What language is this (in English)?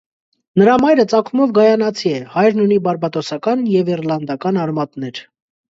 Armenian